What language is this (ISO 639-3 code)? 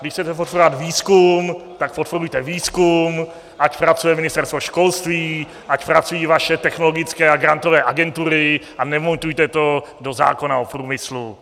ces